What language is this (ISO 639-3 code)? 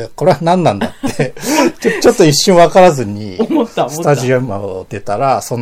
jpn